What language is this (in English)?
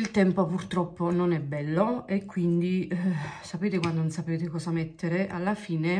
Italian